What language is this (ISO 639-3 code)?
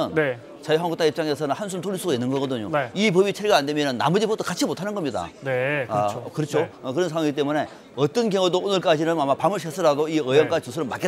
kor